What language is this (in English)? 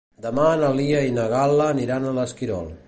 Catalan